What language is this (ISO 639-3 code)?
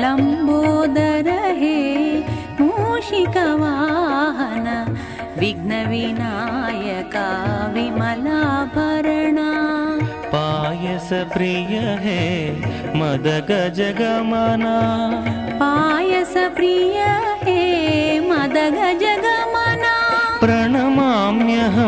hin